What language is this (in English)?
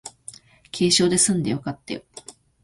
Japanese